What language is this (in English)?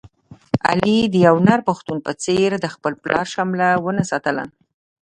Pashto